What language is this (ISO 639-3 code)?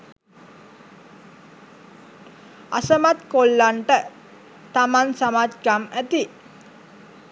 sin